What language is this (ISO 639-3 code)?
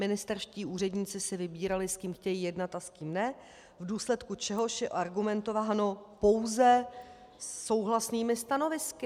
ces